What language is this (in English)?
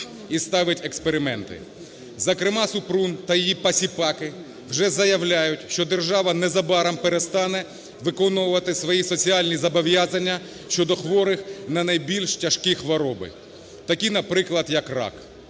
Ukrainian